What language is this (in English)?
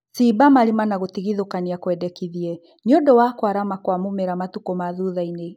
Kikuyu